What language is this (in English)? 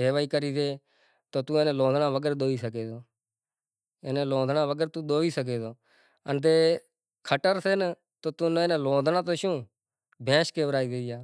Kachi Koli